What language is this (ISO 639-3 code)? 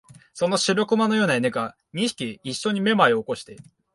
jpn